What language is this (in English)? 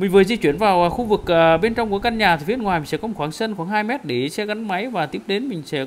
Vietnamese